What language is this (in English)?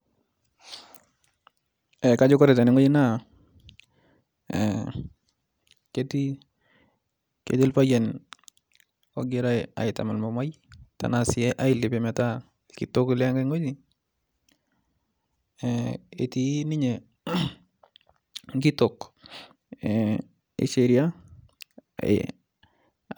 Masai